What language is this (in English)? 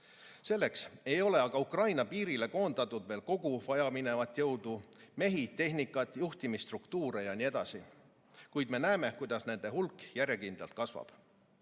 Estonian